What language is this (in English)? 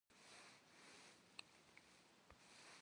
Kabardian